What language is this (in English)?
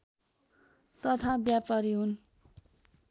Nepali